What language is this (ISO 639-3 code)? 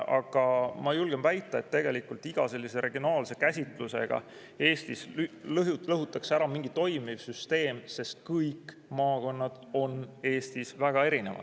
est